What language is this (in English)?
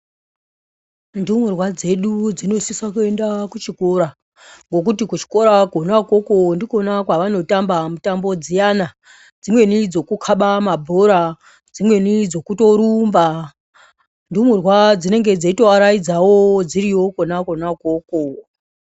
Ndau